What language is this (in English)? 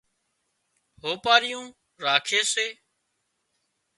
Wadiyara Koli